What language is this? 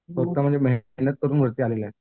Marathi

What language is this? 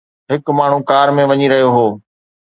Sindhi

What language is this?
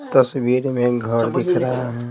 Hindi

